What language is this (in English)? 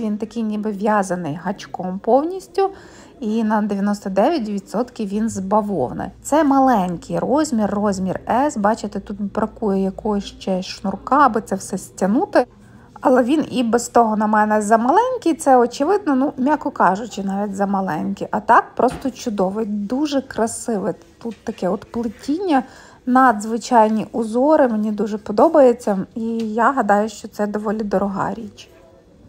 Ukrainian